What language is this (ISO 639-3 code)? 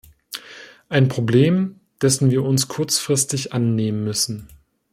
deu